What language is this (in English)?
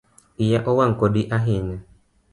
Luo (Kenya and Tanzania)